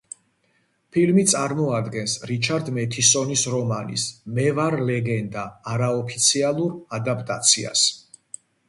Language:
Georgian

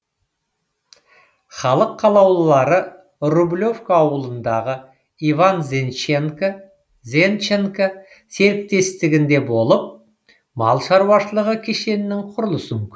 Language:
Kazakh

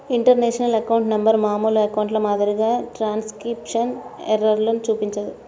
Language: Telugu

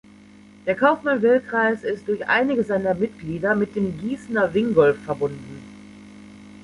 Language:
German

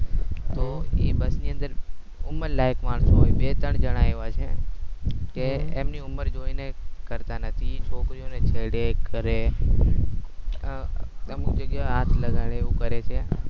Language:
Gujarati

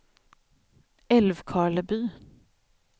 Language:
Swedish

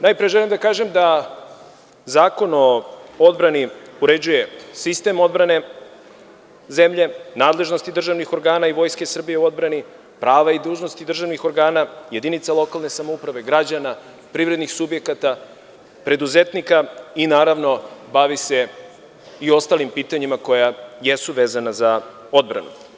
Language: Serbian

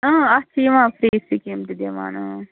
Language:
Kashmiri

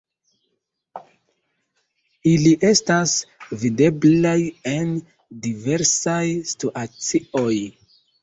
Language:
Esperanto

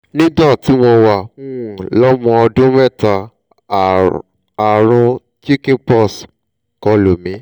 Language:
Yoruba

